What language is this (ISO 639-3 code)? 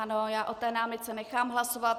ces